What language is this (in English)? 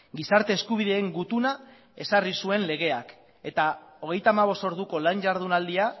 Basque